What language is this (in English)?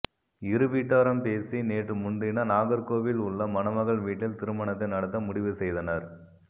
Tamil